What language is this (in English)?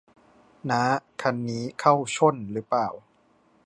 Thai